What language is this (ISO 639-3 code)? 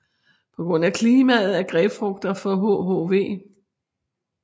dan